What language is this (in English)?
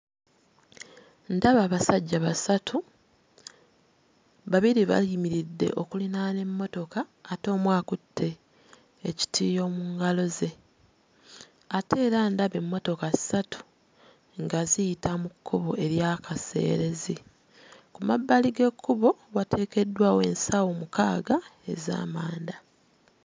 Ganda